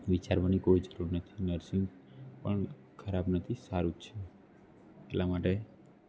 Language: Gujarati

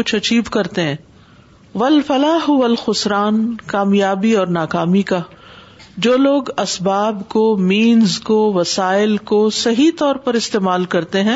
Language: Urdu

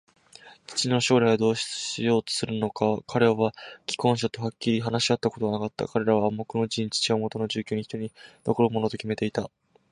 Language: Japanese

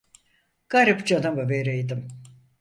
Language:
Turkish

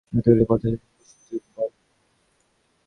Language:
Bangla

